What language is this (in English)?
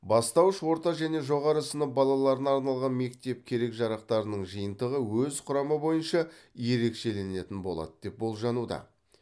Kazakh